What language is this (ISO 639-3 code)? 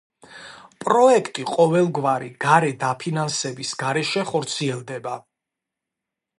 kat